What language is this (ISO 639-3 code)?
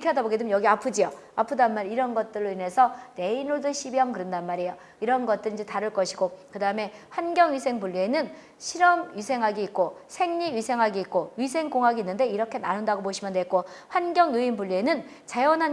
kor